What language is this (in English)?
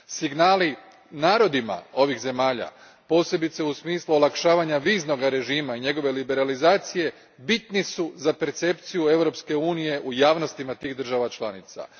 Croatian